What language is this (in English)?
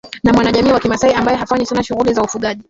Swahili